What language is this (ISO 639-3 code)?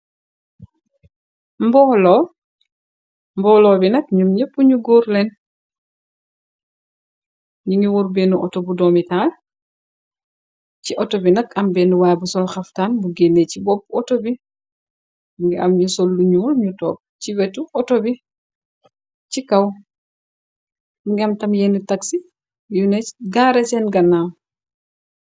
wol